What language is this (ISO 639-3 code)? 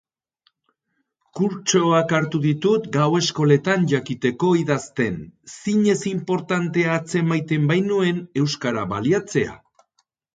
eus